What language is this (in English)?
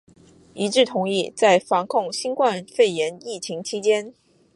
Chinese